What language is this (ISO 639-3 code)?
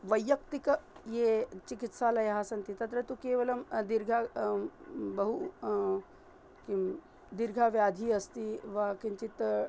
san